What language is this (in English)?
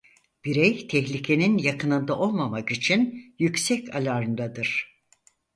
Turkish